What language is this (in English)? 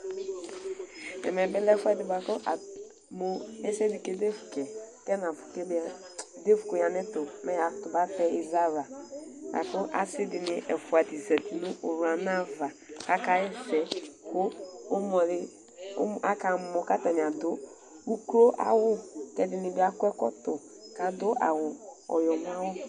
Ikposo